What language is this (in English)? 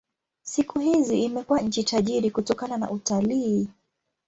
Swahili